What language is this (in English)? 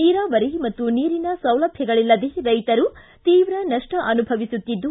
Kannada